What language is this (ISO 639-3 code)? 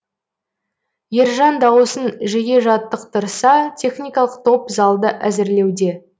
kaz